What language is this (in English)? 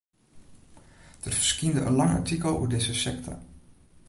Western Frisian